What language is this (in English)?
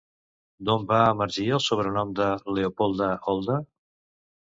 Catalan